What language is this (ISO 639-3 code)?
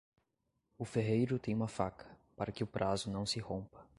por